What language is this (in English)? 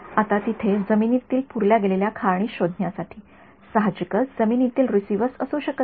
Marathi